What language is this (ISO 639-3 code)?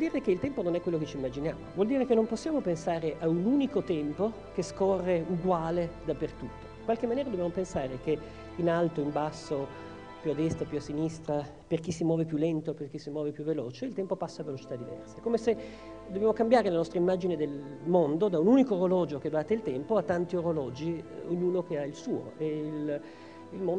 ita